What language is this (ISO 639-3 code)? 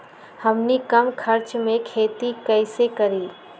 mag